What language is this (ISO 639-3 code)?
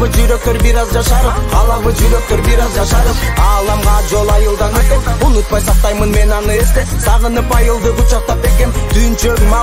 tur